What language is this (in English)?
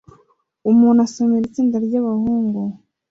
Kinyarwanda